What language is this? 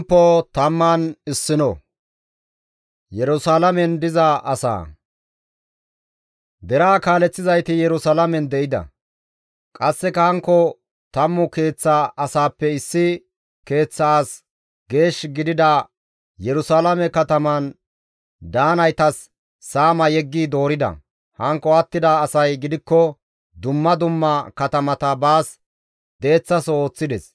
Gamo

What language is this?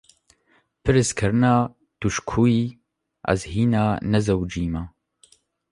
Kurdish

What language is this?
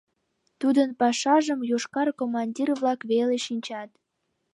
Mari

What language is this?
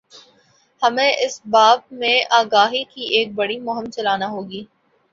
Urdu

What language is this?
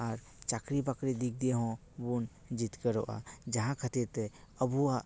Santali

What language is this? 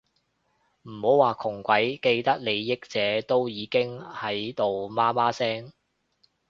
Cantonese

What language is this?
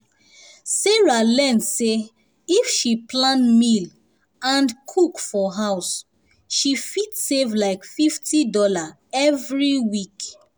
Nigerian Pidgin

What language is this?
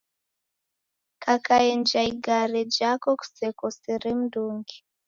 Taita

